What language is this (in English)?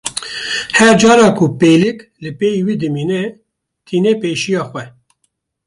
Kurdish